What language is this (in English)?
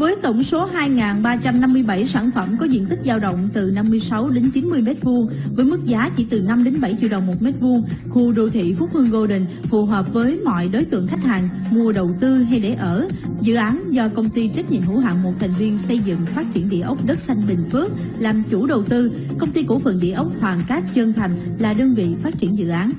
Vietnamese